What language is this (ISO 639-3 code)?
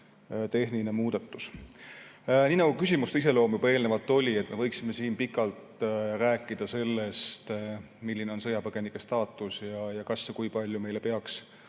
est